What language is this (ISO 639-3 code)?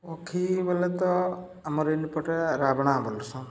ori